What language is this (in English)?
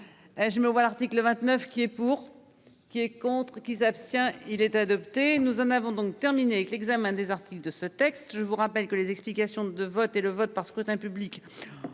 French